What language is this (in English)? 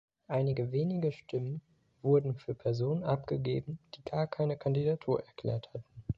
German